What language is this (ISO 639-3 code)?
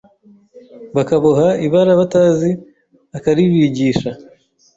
kin